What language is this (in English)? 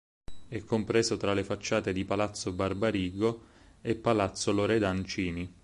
Italian